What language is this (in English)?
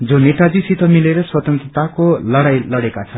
Nepali